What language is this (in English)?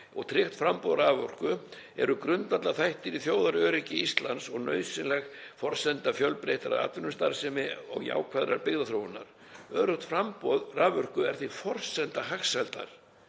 Icelandic